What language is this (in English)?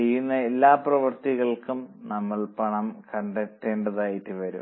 Malayalam